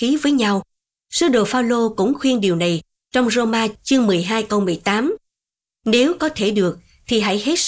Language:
Vietnamese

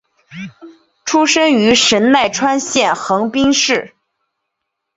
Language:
Chinese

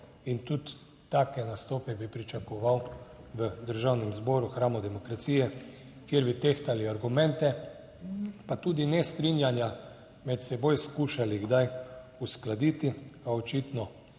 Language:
Slovenian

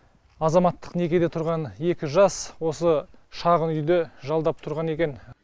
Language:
Kazakh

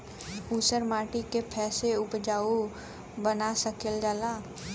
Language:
Bhojpuri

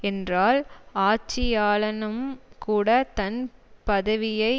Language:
Tamil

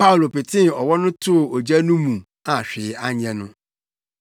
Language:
Akan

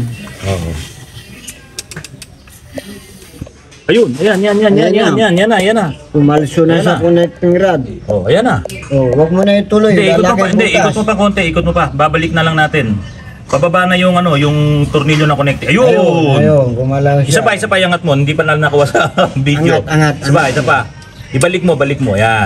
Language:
Filipino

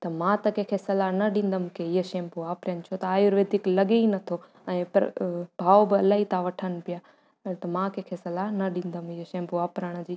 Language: Sindhi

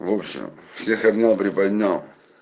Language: Russian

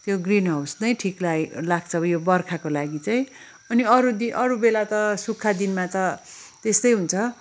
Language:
Nepali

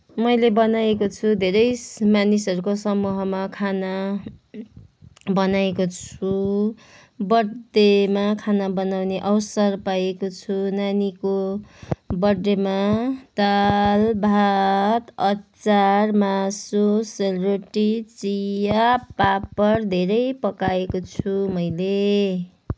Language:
Nepali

